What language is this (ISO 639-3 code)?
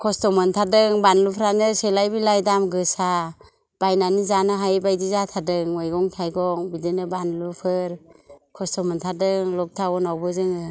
brx